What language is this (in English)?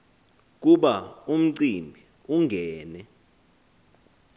Xhosa